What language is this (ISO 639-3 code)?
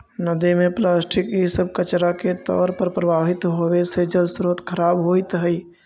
mag